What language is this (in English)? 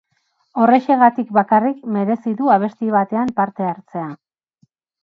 Basque